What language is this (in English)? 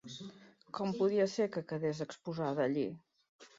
Catalan